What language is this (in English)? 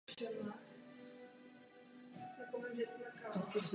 Czech